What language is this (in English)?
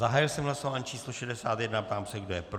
Czech